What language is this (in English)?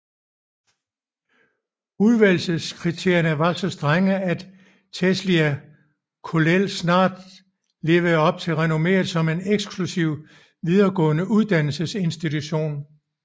Danish